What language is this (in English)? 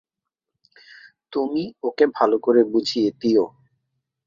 Bangla